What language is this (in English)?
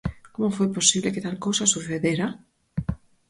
Galician